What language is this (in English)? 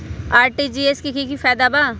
Magahi